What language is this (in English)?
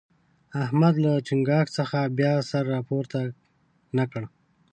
Pashto